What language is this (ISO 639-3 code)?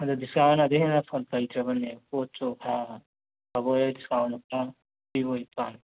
mni